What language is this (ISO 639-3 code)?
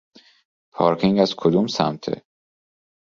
fas